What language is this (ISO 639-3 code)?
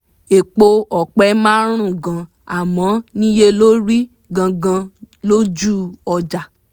yor